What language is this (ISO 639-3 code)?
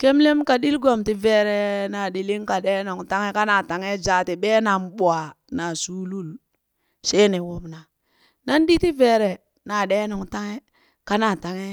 bys